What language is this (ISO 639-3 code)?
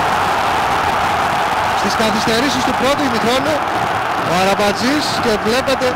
ell